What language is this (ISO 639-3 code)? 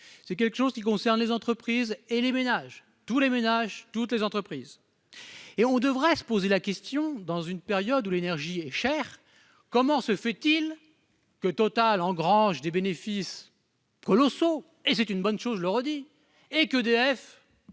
fra